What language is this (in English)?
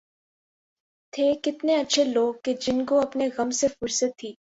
Urdu